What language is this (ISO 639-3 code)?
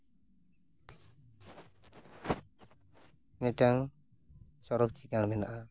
sat